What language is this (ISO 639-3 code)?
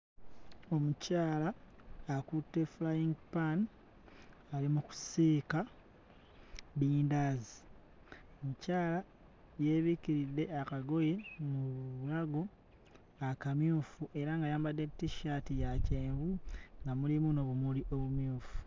lug